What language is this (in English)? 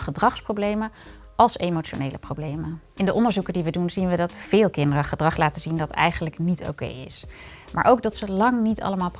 Dutch